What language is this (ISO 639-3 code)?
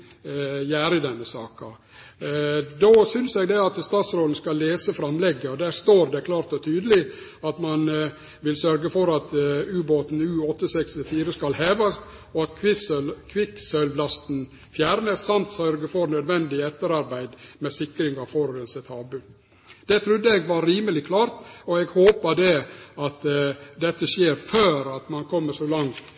nno